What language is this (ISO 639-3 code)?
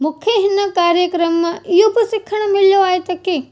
snd